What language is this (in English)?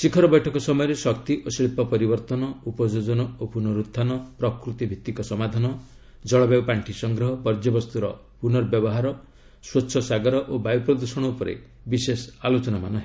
Odia